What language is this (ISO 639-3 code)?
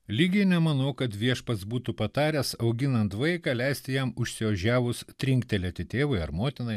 lit